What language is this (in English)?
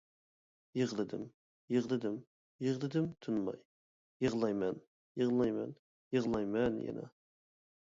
Uyghur